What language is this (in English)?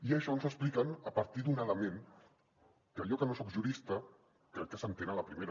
Catalan